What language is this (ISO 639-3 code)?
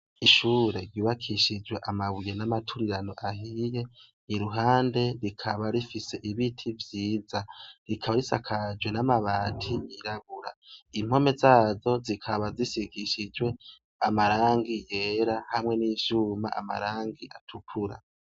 run